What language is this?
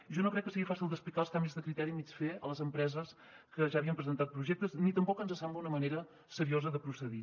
Catalan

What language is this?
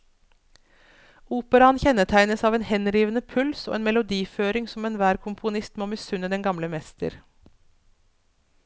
Norwegian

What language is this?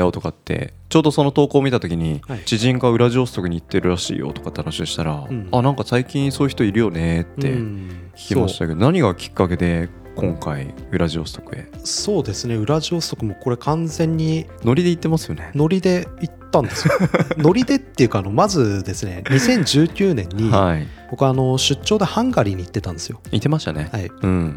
Japanese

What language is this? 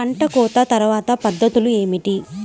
Telugu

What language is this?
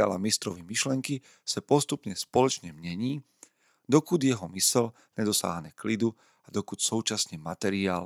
Slovak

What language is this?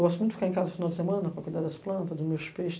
Portuguese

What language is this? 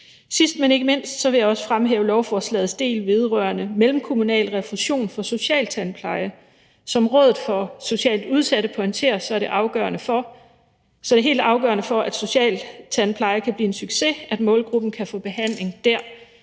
Danish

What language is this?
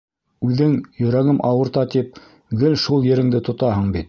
Bashkir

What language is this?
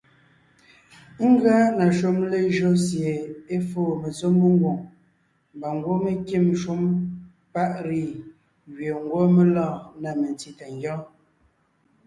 Ngiemboon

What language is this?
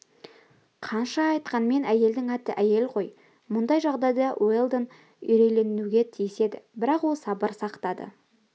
Kazakh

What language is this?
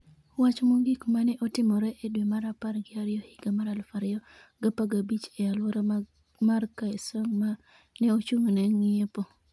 Luo (Kenya and Tanzania)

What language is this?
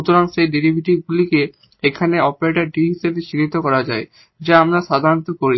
Bangla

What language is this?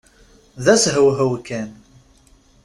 Kabyle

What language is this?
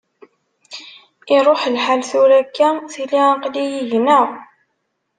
Kabyle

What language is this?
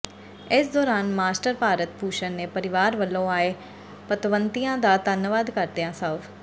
Punjabi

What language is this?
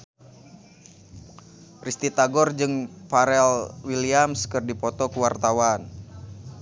Sundanese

